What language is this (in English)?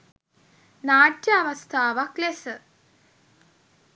Sinhala